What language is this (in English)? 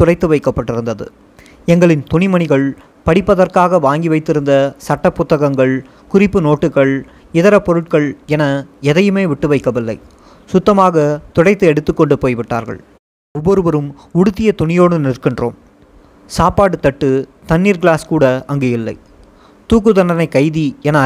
Tamil